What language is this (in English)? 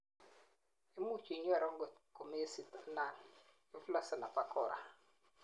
Kalenjin